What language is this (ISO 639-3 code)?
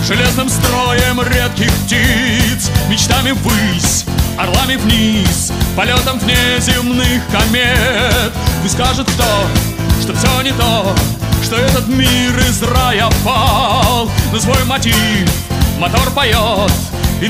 rus